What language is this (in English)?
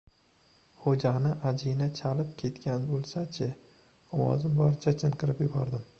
Uzbek